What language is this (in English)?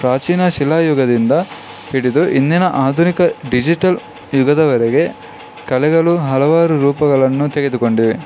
Kannada